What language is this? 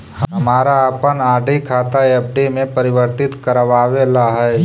Magahi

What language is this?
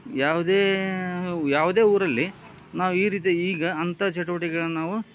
Kannada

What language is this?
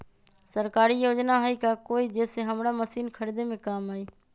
Magahi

